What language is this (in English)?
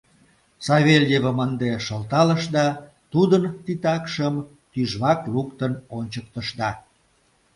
Mari